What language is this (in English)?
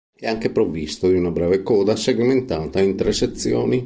Italian